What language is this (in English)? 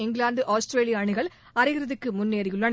Tamil